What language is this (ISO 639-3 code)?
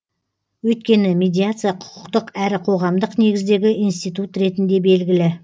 kaz